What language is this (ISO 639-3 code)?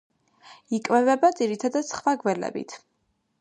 kat